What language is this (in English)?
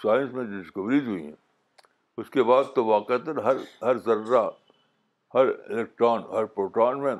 Urdu